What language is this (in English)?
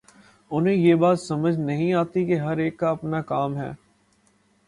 Urdu